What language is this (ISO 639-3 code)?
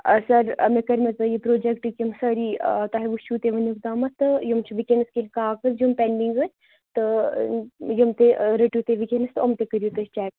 kas